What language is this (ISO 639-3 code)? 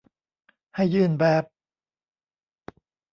tha